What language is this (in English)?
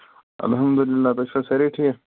Kashmiri